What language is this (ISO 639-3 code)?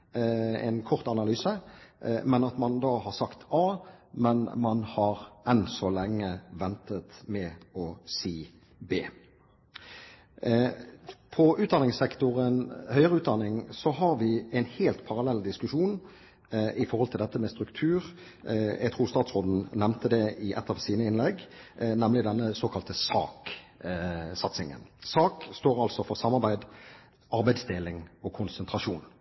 nob